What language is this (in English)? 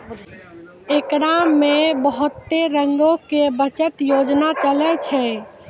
Maithili